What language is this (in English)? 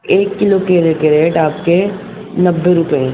Urdu